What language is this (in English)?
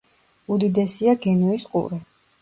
Georgian